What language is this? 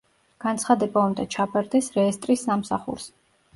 Georgian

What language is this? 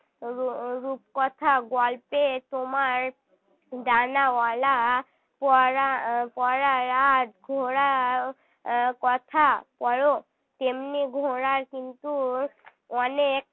Bangla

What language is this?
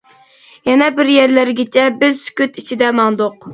Uyghur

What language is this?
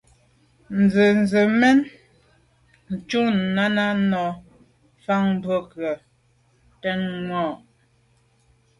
Medumba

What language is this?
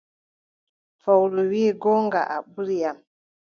Adamawa Fulfulde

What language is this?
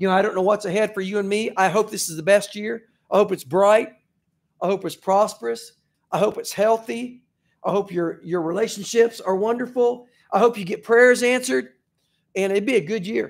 English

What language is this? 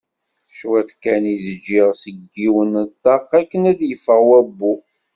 Kabyle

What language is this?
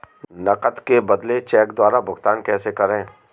Hindi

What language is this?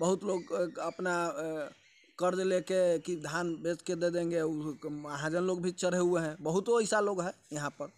Hindi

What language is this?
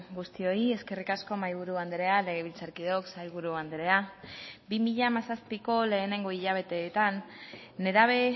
Basque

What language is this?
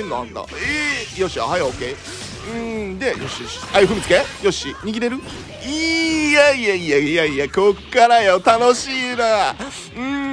Japanese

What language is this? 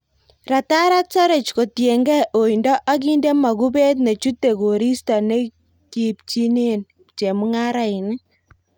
Kalenjin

